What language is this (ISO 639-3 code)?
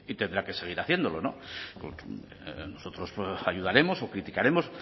spa